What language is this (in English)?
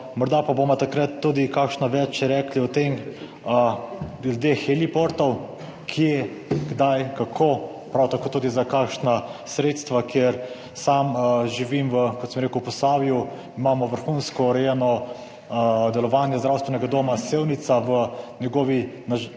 Slovenian